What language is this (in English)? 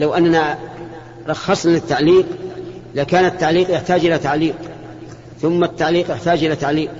Arabic